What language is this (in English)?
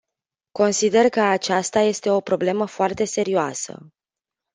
Romanian